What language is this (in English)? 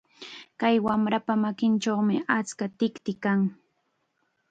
Chiquián Ancash Quechua